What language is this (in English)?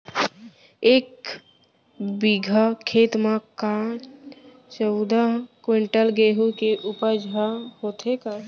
Chhattisgarhi